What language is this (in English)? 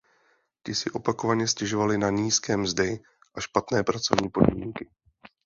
Czech